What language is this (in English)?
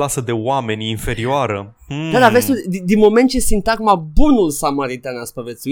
Romanian